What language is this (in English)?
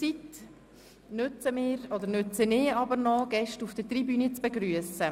Swiss German